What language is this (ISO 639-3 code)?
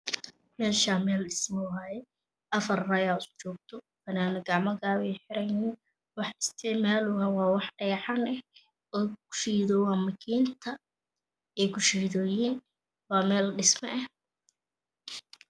som